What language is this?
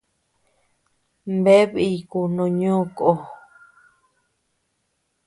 Tepeuxila Cuicatec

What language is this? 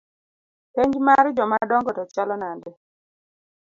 Luo (Kenya and Tanzania)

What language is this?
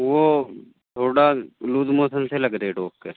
Urdu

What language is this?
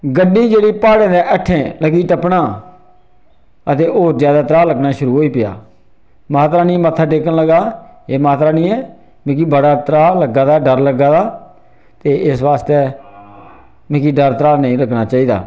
Dogri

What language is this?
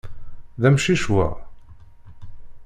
Kabyle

